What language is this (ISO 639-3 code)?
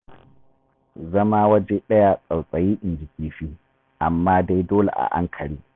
hau